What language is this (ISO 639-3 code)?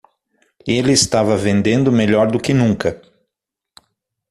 por